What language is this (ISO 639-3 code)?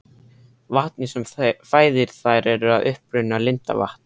isl